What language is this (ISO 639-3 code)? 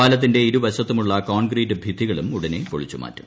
mal